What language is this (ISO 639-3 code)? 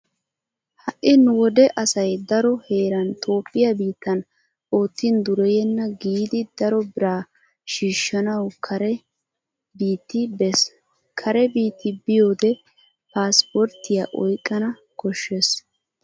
wal